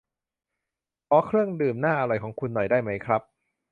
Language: Thai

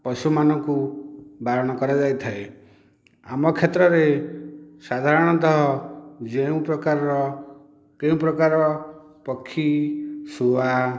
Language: Odia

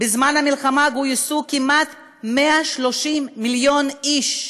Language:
Hebrew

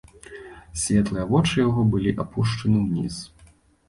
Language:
Belarusian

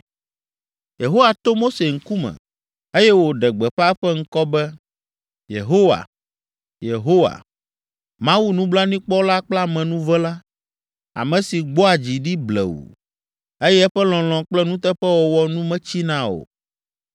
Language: Ewe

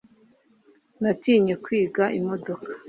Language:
Kinyarwanda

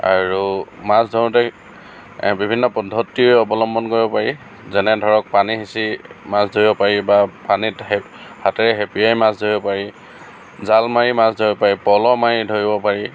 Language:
Assamese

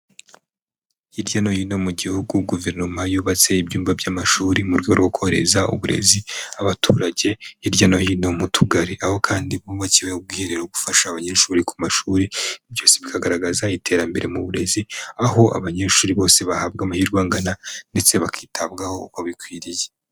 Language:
Kinyarwanda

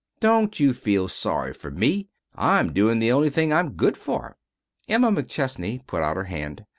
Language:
English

